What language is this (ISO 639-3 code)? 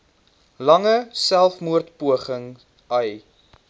afr